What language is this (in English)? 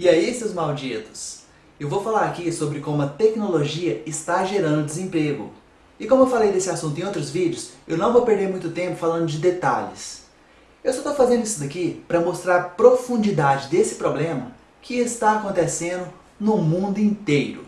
Portuguese